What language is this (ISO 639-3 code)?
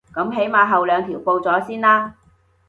yue